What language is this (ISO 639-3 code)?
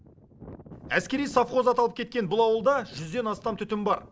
kaz